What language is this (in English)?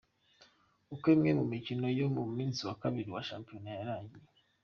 Kinyarwanda